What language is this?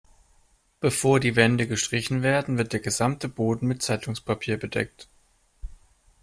German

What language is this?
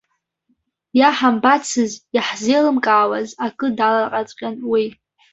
Abkhazian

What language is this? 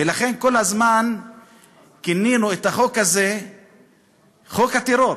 Hebrew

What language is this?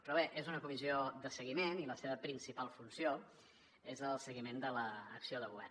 Catalan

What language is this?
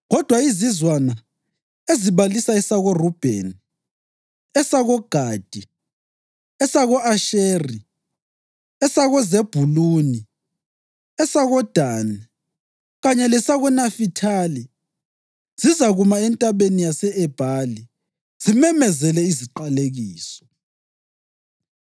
North Ndebele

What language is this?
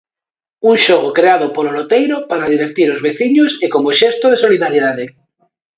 Galician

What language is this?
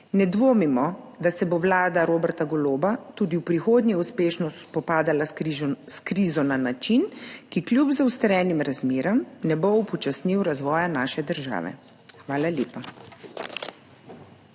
Slovenian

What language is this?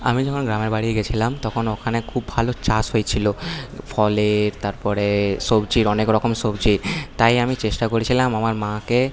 Bangla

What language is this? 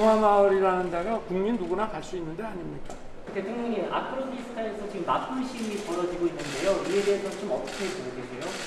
Korean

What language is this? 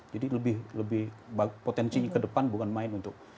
Indonesian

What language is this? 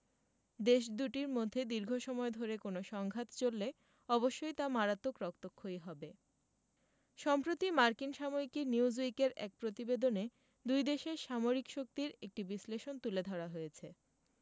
Bangla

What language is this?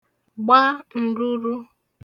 Igbo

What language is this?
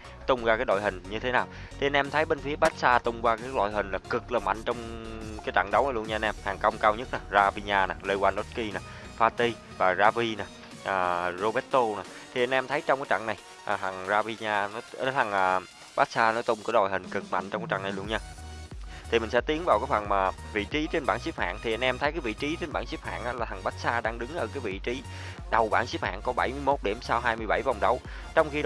Vietnamese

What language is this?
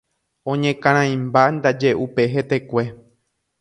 Guarani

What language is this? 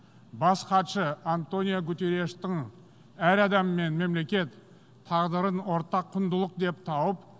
Kazakh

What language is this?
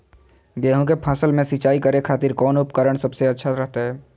Magahi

